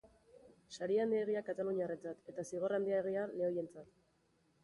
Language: Basque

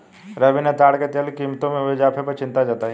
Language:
Hindi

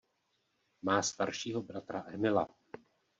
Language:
Czech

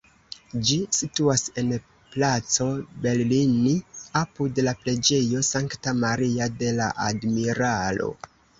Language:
Esperanto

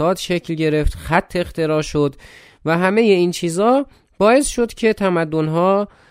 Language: Persian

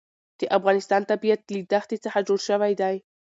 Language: Pashto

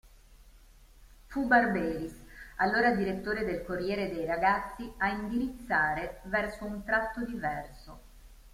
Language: Italian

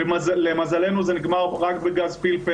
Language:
Hebrew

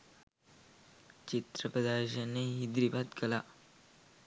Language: Sinhala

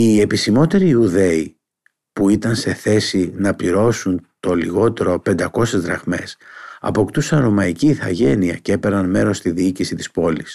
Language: Greek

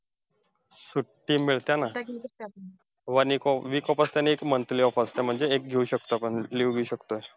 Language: Marathi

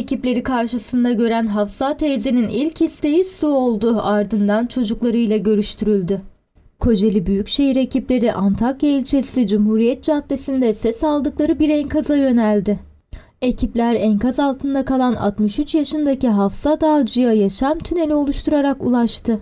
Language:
Turkish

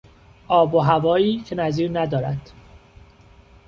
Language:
Persian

